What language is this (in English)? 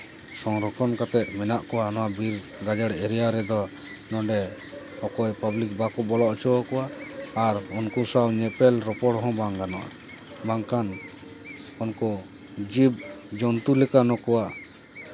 Santali